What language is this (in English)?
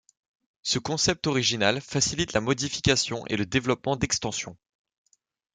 French